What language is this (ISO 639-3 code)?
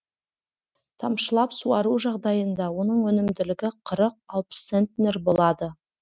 kaz